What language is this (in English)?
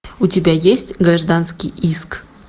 Russian